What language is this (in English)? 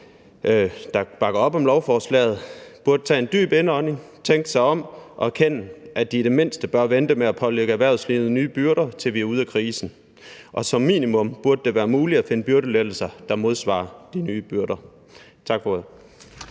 Danish